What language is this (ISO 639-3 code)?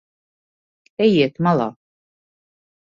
lav